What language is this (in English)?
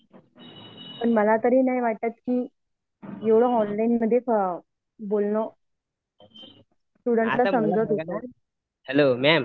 Marathi